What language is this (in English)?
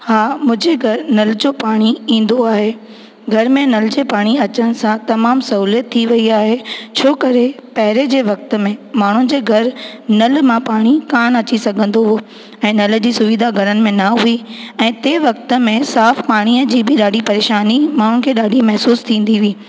Sindhi